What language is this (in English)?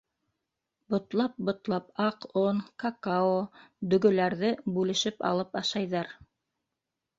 Bashkir